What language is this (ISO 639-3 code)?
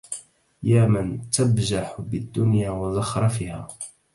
ara